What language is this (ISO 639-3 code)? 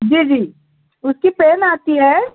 urd